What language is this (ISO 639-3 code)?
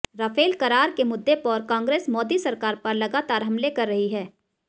hin